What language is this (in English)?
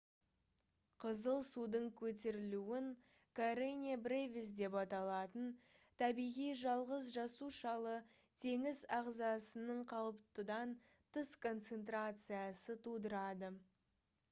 Kazakh